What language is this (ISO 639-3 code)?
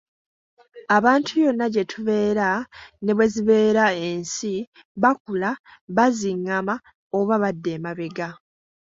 lug